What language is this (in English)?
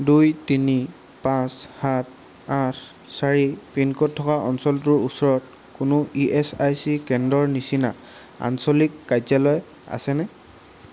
Assamese